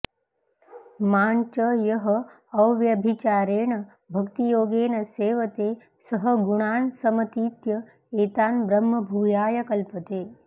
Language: Sanskrit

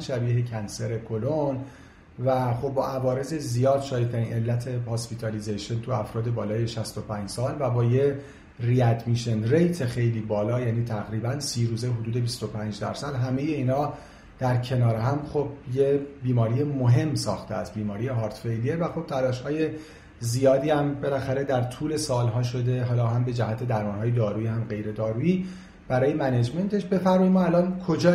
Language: Persian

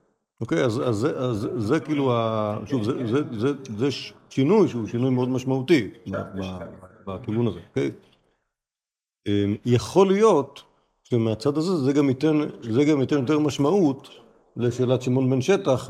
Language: Hebrew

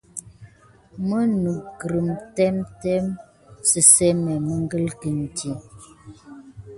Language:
Gidar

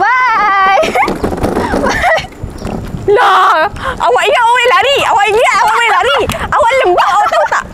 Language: Malay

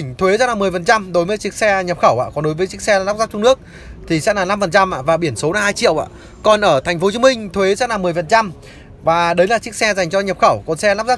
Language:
Vietnamese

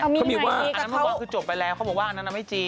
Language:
Thai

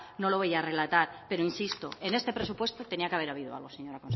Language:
Spanish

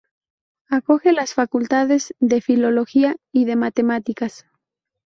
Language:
Spanish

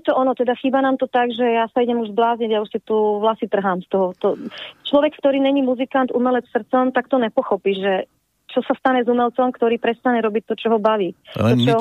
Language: Slovak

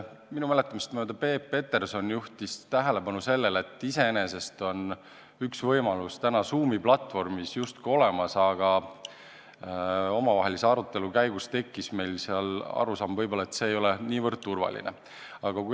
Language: Estonian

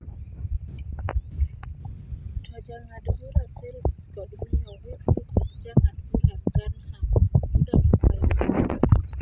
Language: Luo (Kenya and Tanzania)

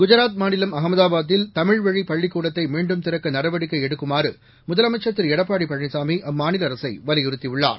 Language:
Tamil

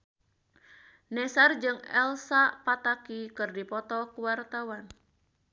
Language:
Sundanese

